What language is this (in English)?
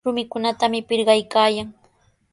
Sihuas Ancash Quechua